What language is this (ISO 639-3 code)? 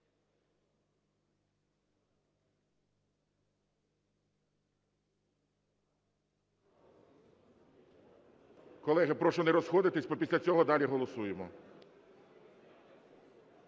ukr